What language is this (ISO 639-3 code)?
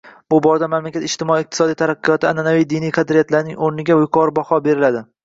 uzb